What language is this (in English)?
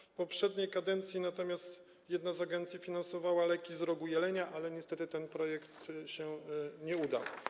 Polish